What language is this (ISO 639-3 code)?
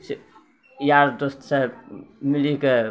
mai